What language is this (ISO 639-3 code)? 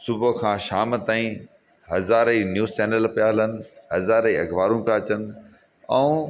snd